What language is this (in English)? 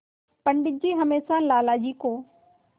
Hindi